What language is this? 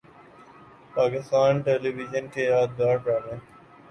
Urdu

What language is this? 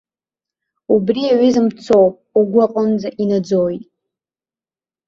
Abkhazian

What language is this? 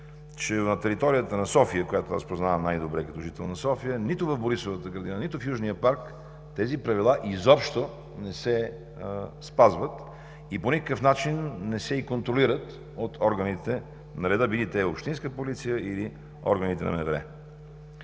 Bulgarian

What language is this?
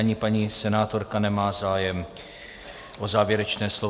Czech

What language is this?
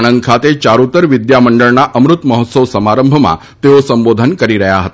Gujarati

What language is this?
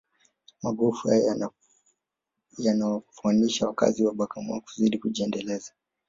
Swahili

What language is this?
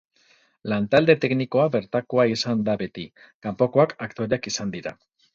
Basque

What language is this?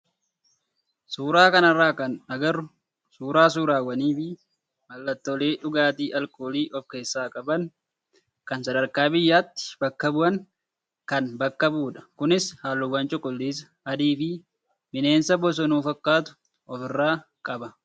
Oromo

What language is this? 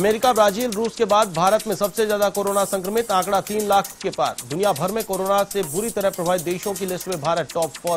Hindi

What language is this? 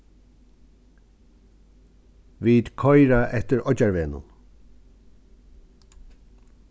Faroese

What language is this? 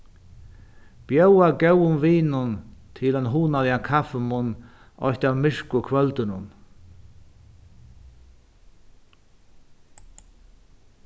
Faroese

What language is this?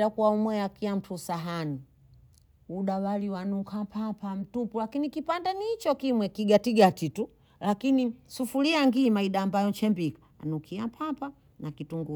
Bondei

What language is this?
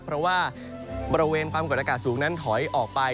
Thai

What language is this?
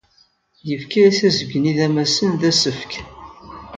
Kabyle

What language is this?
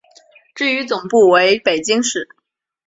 Chinese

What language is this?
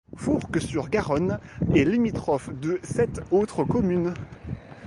French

